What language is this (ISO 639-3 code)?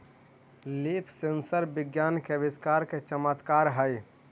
mag